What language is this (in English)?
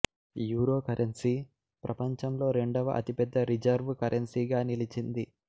Telugu